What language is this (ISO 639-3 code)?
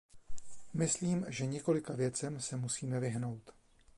ces